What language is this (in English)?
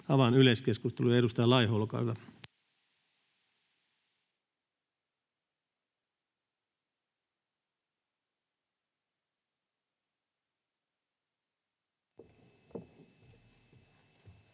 Finnish